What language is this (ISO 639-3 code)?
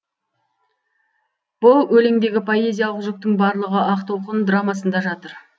kaz